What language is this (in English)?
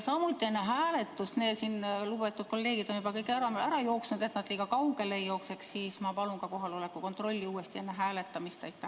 Estonian